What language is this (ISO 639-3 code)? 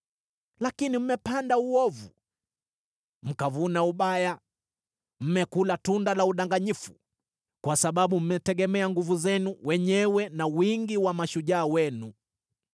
swa